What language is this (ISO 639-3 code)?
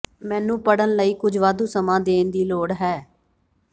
pan